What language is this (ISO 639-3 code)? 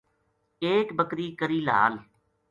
gju